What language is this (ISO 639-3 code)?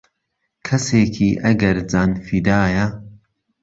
ckb